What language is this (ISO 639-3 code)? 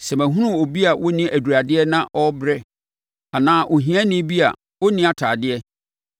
aka